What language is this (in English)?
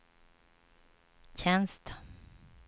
Swedish